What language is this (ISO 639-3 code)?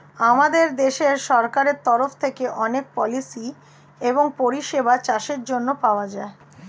ben